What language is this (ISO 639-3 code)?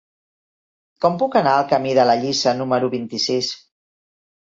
cat